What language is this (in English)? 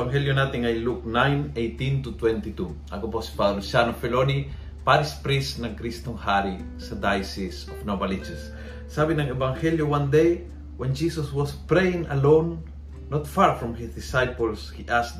Filipino